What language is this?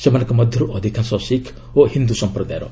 Odia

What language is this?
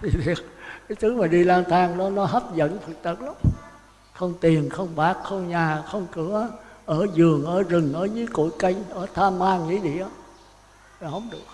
Vietnamese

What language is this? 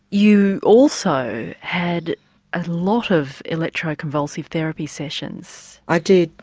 English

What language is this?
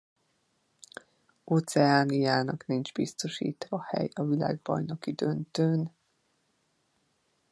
Hungarian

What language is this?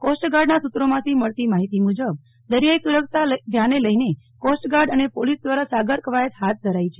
Gujarati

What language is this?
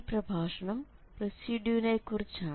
Malayalam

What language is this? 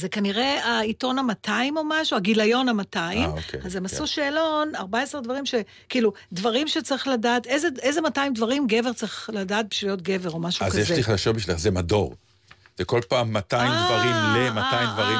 Hebrew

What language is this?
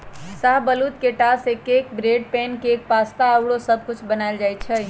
Magahi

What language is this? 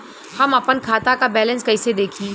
Bhojpuri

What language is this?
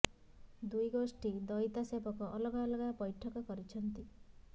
Odia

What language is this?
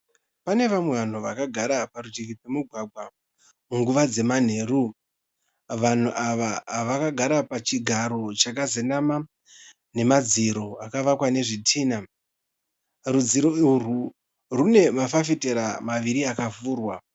Shona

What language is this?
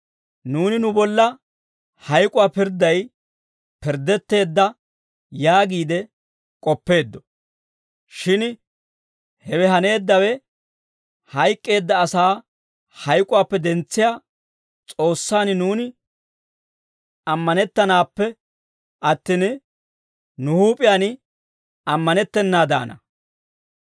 Dawro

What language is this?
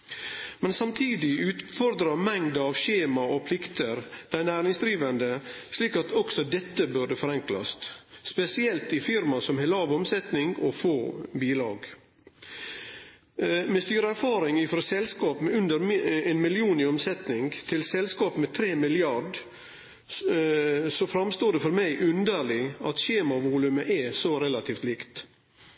Norwegian Nynorsk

